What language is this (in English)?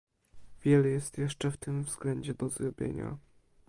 Polish